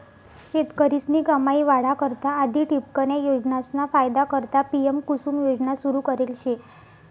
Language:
Marathi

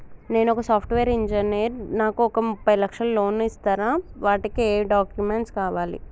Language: Telugu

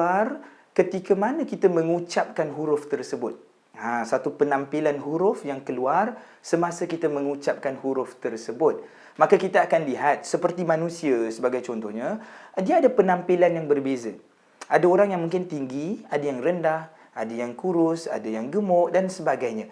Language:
Malay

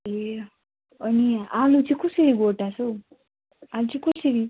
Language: Nepali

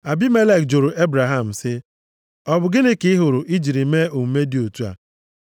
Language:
Igbo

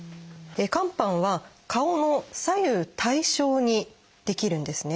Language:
Japanese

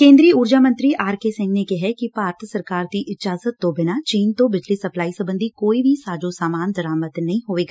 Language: Punjabi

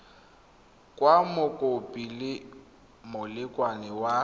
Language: Tswana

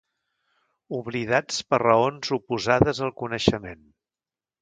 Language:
Catalan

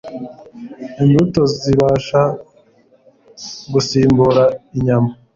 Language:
Kinyarwanda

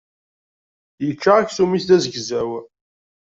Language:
Kabyle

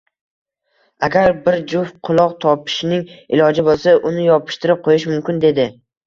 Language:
Uzbek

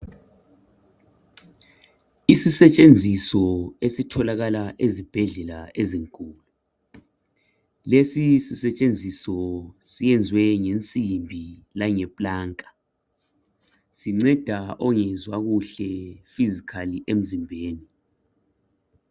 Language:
North Ndebele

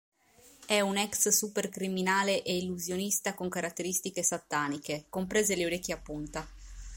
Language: Italian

